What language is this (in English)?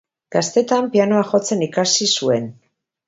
Basque